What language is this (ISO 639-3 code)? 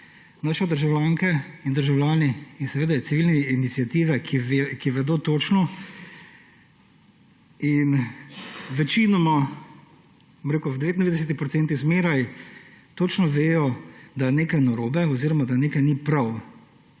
slv